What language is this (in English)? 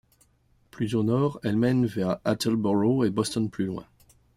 French